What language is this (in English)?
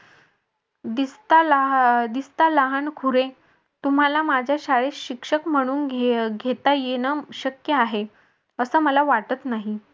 Marathi